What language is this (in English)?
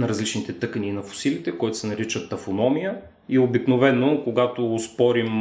Bulgarian